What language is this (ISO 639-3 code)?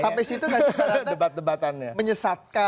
ind